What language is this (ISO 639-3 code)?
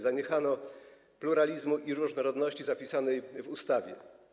pol